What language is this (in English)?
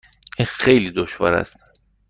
Persian